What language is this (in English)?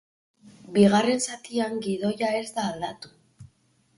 Basque